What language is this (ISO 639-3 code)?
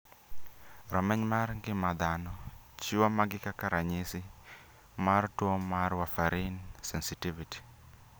luo